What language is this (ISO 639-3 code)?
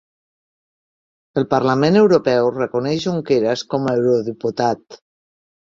cat